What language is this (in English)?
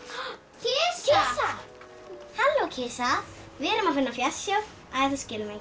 Icelandic